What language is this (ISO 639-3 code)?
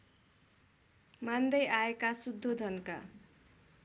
nep